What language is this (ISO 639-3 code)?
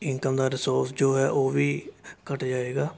pan